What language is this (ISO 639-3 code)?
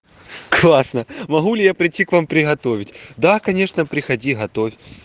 rus